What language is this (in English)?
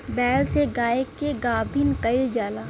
Bhojpuri